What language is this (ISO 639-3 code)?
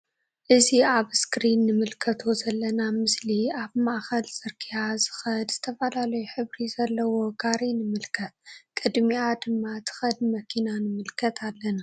tir